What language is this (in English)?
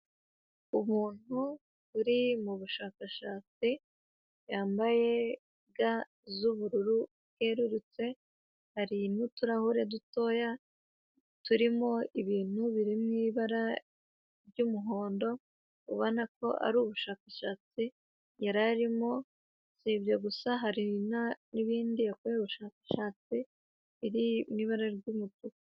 Kinyarwanda